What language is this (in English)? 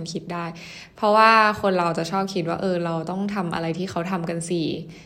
Thai